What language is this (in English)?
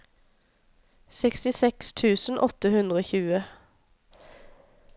Norwegian